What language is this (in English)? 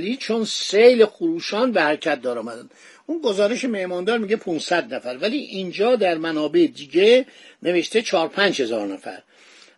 Persian